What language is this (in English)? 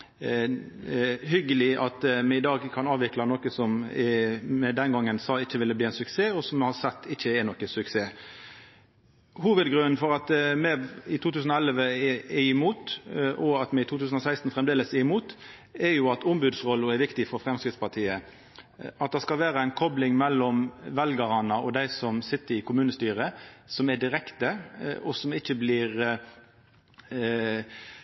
Norwegian Nynorsk